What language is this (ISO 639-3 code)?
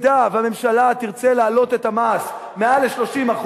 heb